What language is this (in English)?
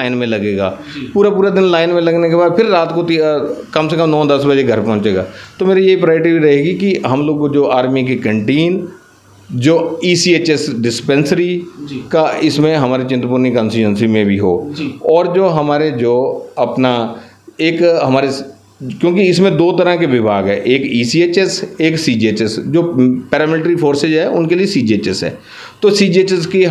Hindi